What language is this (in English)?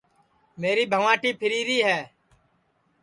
Sansi